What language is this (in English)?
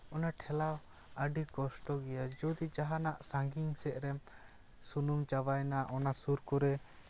Santali